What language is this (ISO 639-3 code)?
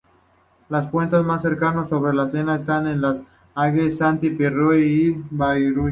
spa